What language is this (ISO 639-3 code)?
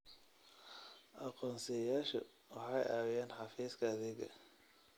som